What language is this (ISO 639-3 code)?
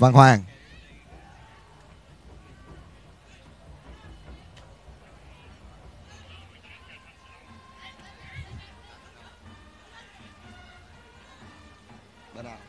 vie